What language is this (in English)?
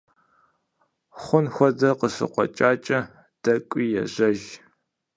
Kabardian